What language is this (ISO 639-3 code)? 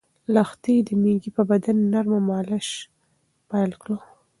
pus